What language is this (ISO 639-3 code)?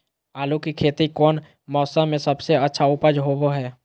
mag